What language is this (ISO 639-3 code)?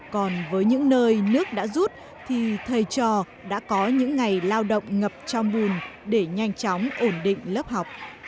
vie